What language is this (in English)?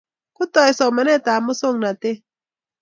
Kalenjin